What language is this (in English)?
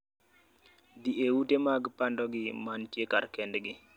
Luo (Kenya and Tanzania)